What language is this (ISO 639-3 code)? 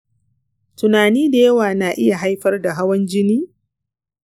hau